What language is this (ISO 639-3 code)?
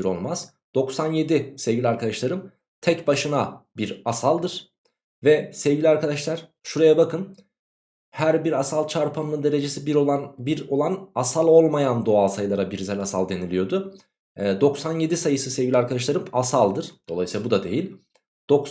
tur